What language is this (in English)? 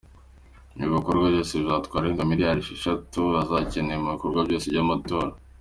Kinyarwanda